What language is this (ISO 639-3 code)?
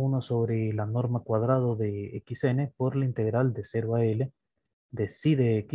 spa